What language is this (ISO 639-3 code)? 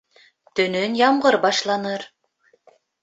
bak